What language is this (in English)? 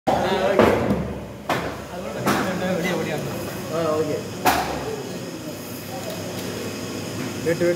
Arabic